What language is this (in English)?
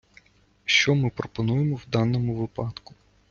Ukrainian